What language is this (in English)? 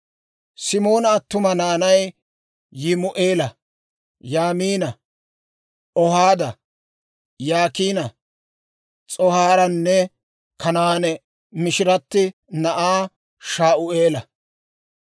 Dawro